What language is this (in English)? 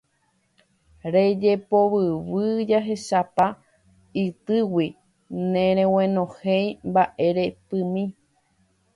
Guarani